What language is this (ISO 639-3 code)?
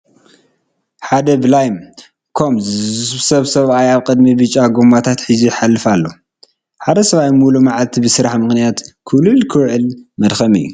tir